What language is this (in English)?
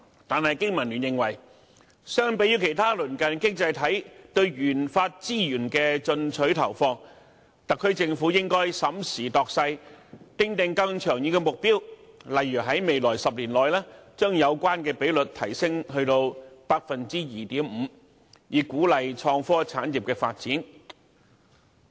Cantonese